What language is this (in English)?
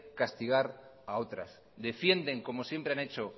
Spanish